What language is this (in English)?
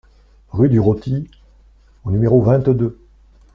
French